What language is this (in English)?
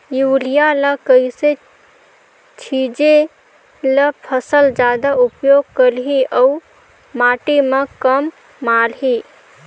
Chhattisgarhi